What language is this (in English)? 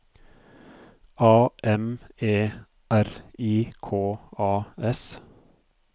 Norwegian